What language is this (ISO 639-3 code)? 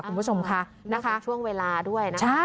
tha